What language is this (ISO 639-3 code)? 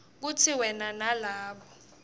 ssw